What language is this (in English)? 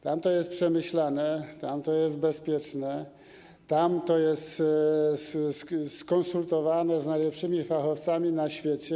Polish